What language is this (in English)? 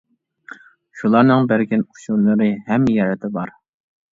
Uyghur